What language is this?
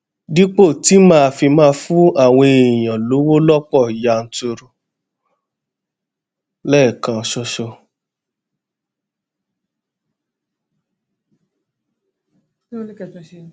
Yoruba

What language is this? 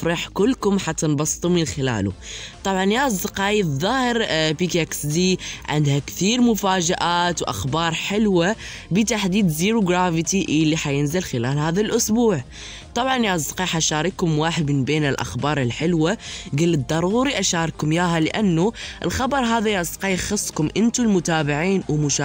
Arabic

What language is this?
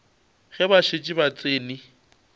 Northern Sotho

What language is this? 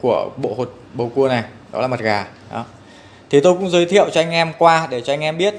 Vietnamese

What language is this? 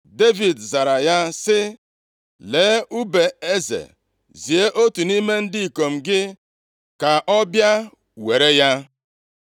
Igbo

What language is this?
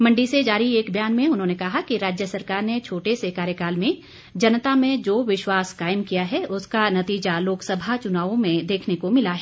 Hindi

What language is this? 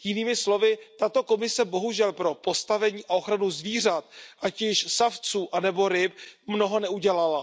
Czech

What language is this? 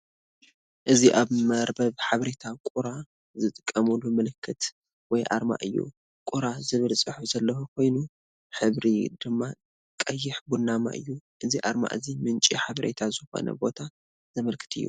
Tigrinya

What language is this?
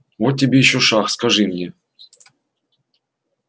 Russian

